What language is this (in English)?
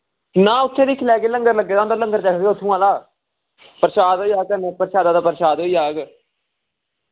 Dogri